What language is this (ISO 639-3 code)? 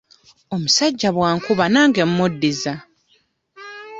lug